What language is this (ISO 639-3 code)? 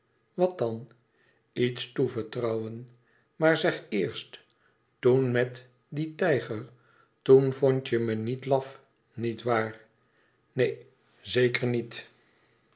nld